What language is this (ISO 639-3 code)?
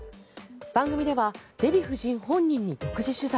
jpn